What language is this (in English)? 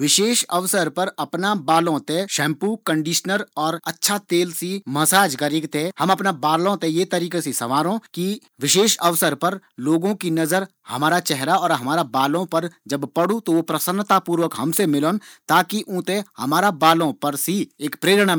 Garhwali